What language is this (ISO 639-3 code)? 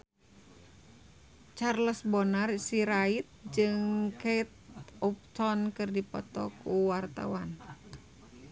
sun